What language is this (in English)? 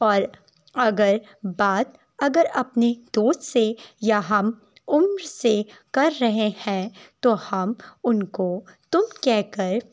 Urdu